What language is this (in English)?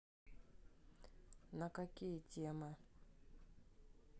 Russian